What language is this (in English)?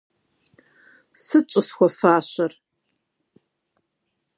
Kabardian